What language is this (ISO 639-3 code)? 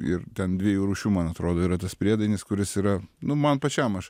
lit